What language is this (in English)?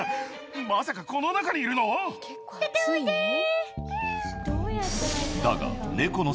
Japanese